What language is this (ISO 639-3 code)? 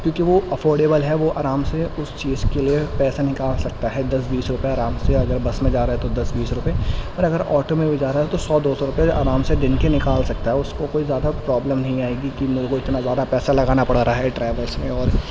urd